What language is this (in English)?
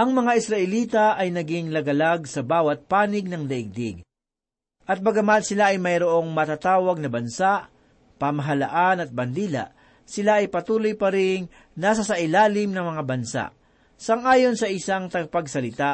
Filipino